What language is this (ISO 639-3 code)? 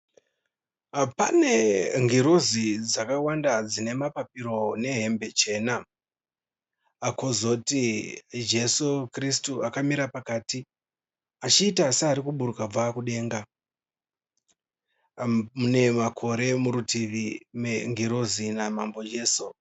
sna